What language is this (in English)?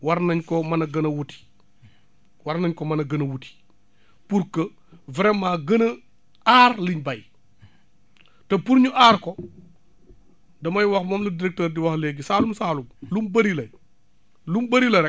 Wolof